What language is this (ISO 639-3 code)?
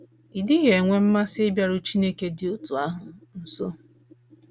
ibo